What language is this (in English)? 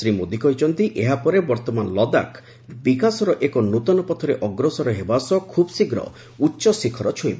Odia